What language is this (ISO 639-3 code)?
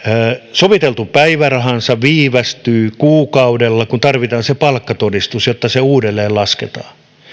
fin